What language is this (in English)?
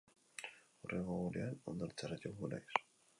Basque